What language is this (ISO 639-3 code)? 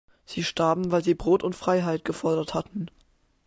deu